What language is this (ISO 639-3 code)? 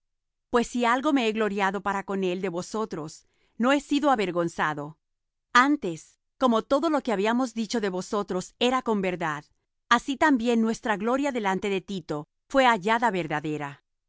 spa